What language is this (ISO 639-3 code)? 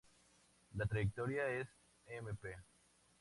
spa